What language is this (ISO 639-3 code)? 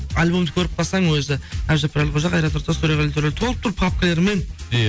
kaz